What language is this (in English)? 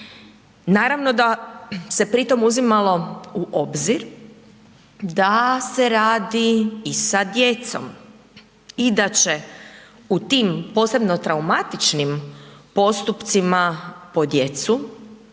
Croatian